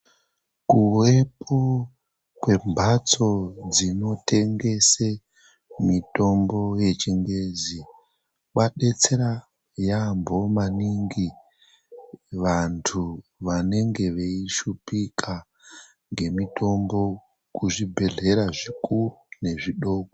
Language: Ndau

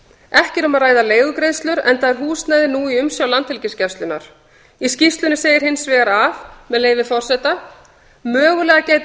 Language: Icelandic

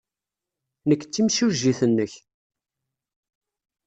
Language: Kabyle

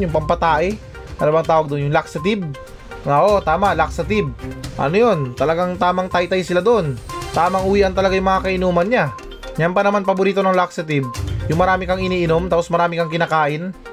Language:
Filipino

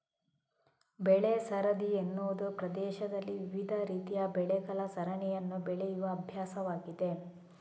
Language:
Kannada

